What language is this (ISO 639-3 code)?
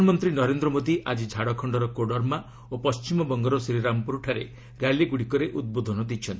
ori